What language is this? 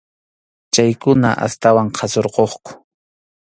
Arequipa-La Unión Quechua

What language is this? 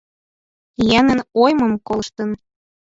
Mari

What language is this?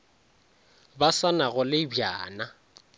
Northern Sotho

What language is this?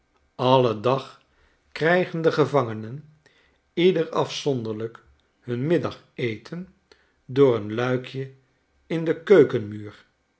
Dutch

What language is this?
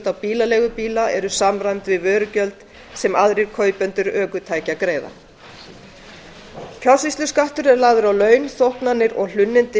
Icelandic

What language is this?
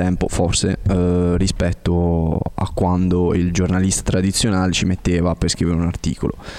Italian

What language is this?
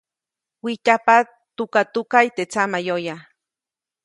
Copainalá Zoque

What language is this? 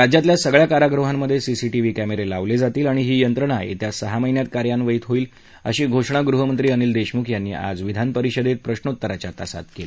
Marathi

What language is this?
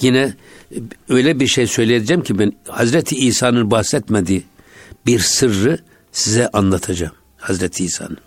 Turkish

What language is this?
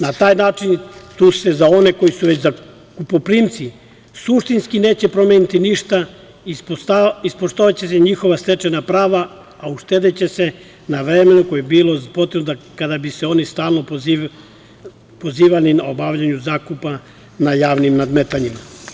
Serbian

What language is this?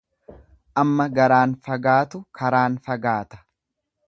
Oromo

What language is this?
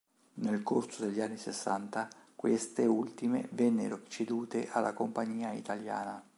Italian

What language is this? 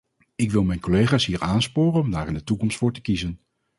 Dutch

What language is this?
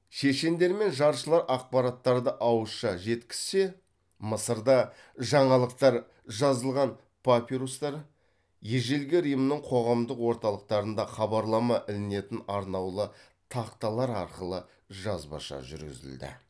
Kazakh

